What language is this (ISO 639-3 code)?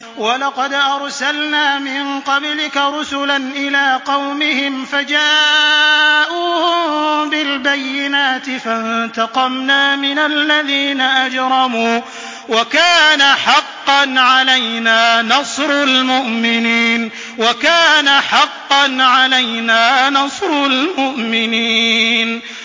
ara